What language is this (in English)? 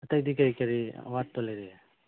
Manipuri